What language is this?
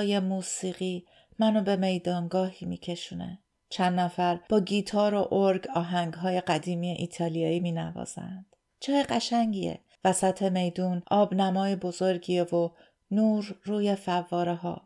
Persian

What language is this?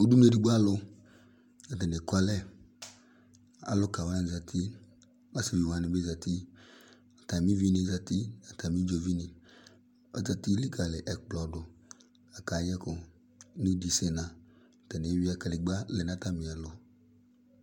Ikposo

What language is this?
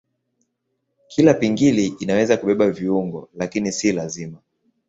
Swahili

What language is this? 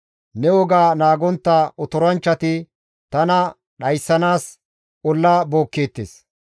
Gamo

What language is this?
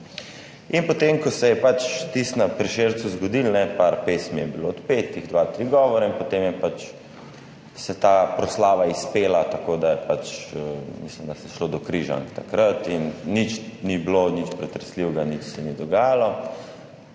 Slovenian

